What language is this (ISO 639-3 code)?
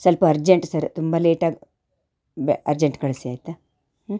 kan